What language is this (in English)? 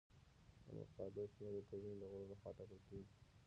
Pashto